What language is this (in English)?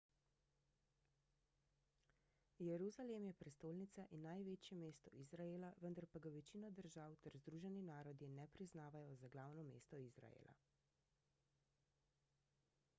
Slovenian